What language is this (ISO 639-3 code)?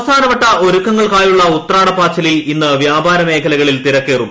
mal